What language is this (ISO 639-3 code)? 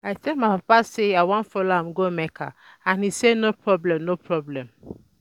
pcm